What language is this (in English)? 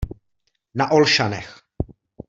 Czech